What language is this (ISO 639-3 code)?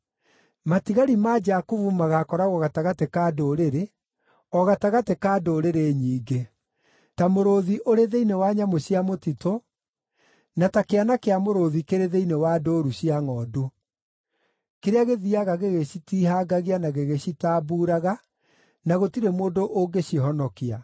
kik